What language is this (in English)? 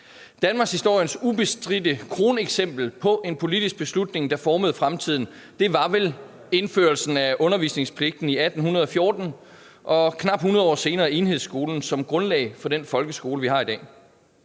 Danish